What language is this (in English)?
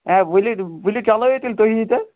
Kashmiri